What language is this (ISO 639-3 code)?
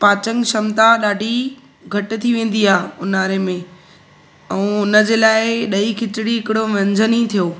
snd